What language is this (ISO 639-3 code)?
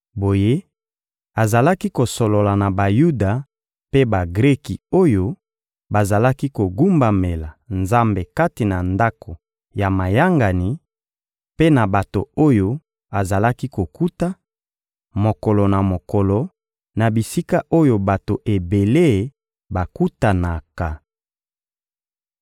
lin